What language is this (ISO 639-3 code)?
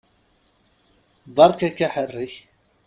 kab